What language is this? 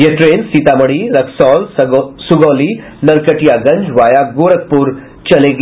Hindi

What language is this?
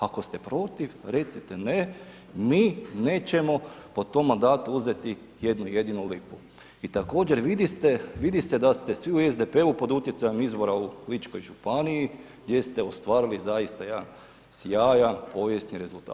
Croatian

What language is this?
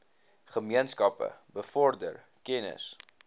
Afrikaans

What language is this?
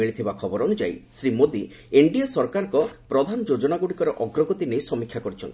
Odia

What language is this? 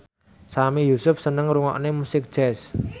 Javanese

